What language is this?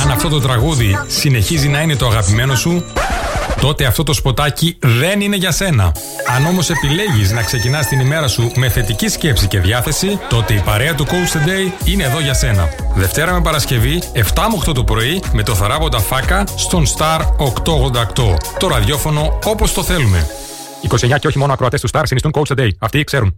Greek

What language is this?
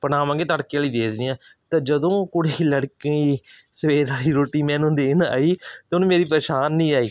Punjabi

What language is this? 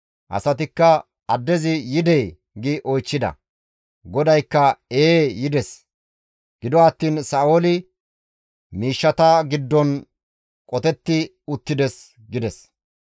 Gamo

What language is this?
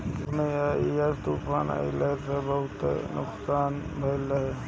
Bhojpuri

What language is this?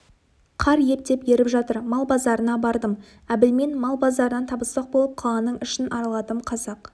Kazakh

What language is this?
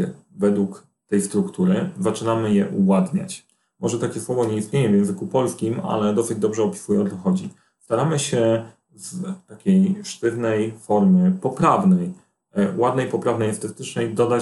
Polish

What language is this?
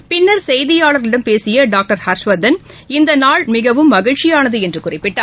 Tamil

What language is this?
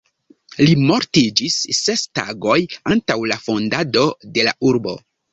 Esperanto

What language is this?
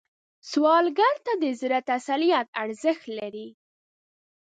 Pashto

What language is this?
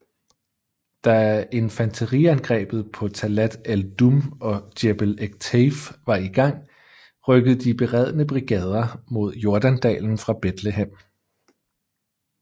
Danish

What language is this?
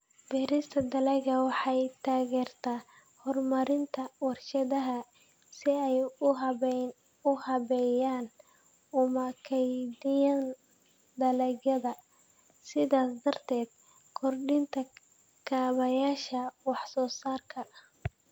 Somali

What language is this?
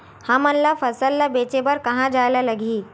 Chhattisgarhi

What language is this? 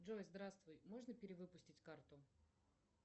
Russian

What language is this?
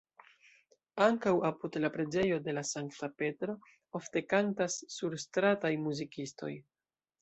Esperanto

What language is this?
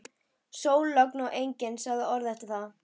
Icelandic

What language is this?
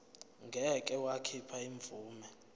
Zulu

